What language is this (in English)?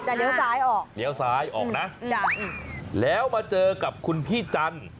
Thai